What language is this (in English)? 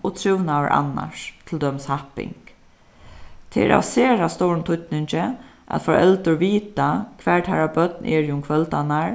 Faroese